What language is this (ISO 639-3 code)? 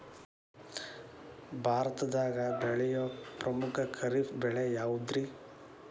kan